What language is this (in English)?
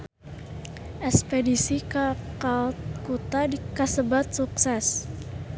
Sundanese